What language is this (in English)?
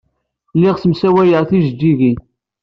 Kabyle